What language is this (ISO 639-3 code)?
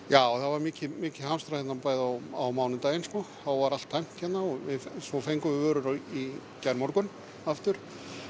isl